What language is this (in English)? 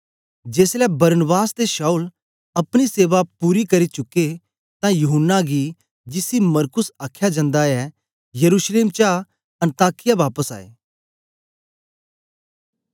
Dogri